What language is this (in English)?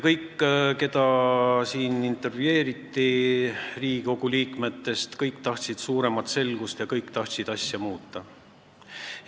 Estonian